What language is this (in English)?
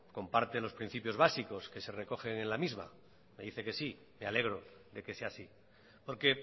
Spanish